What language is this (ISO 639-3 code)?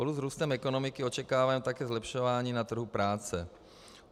ces